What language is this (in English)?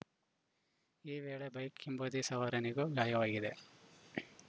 Kannada